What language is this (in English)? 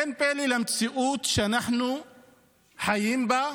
Hebrew